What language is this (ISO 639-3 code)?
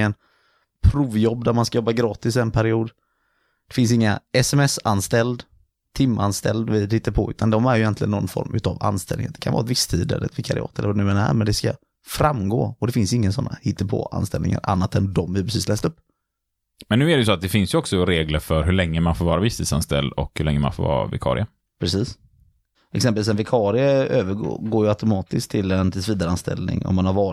swe